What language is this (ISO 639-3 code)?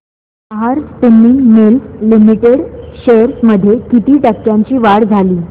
mar